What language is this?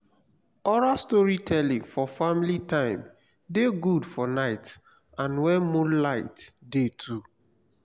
Nigerian Pidgin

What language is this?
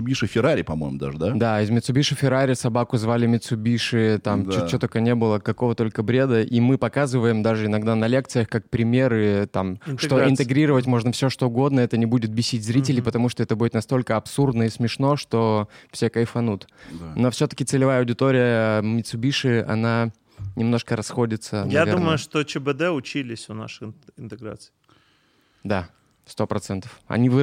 Russian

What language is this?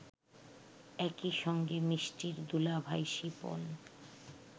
Bangla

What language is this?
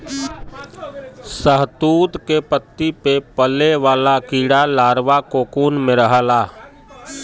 Bhojpuri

